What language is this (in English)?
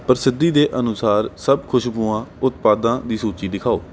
Punjabi